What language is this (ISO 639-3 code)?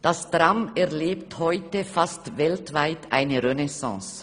gsw